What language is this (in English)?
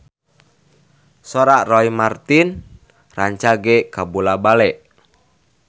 Sundanese